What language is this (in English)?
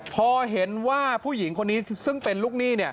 Thai